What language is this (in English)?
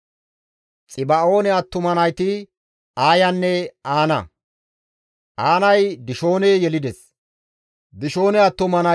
Gamo